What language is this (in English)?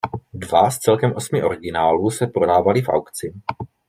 Czech